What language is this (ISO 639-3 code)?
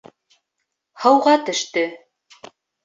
bak